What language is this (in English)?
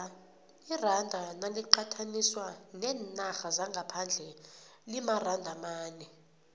South Ndebele